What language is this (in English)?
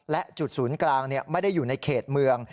Thai